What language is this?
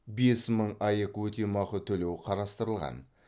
Kazakh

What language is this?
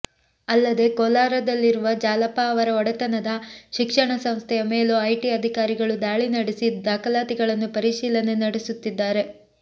Kannada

